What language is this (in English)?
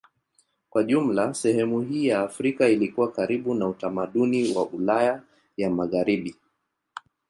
Swahili